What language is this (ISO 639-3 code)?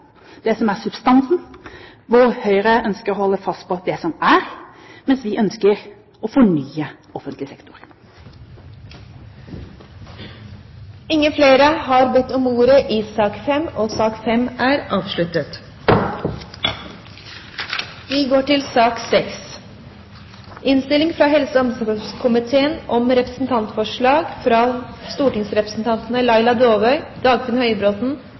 nob